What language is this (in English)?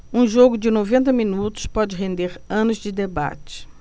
Portuguese